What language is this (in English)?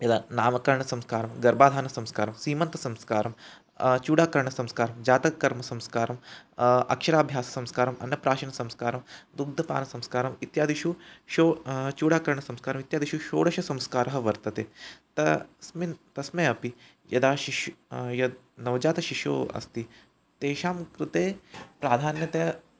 Sanskrit